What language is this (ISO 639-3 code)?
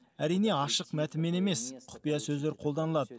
kaz